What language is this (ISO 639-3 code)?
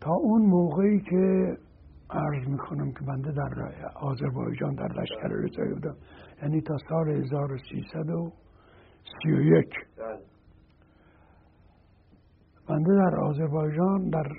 fas